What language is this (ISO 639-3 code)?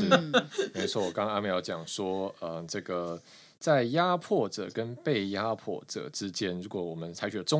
zho